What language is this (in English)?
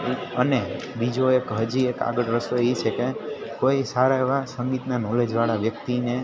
Gujarati